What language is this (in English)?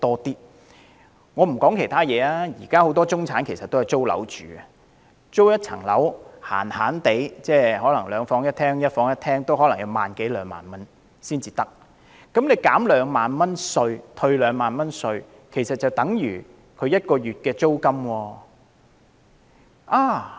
Cantonese